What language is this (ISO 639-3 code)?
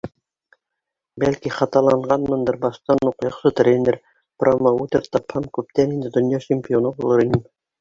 bak